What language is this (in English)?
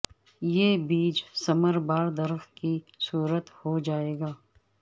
Urdu